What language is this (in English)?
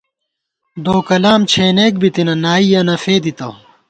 Gawar-Bati